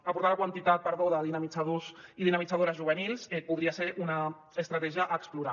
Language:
Catalan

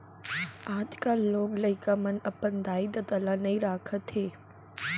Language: Chhattisgarhi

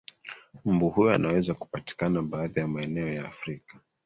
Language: Swahili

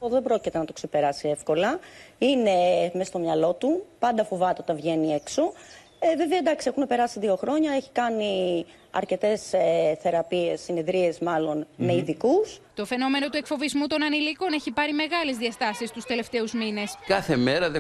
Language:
Greek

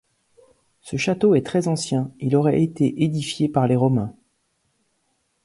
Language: French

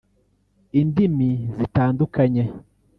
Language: Kinyarwanda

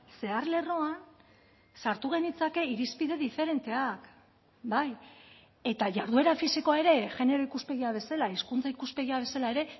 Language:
Basque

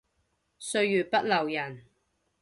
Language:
Cantonese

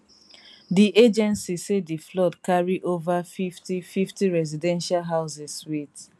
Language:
Nigerian Pidgin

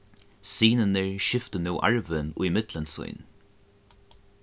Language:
Faroese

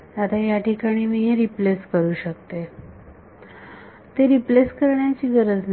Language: Marathi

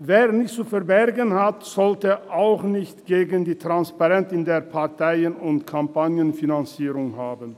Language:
Swiss German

